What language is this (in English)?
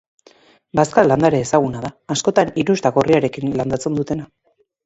Basque